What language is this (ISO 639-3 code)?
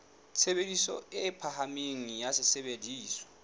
sot